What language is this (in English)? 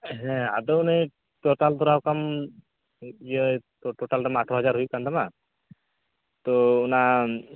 Santali